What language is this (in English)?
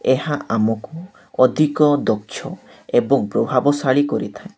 Odia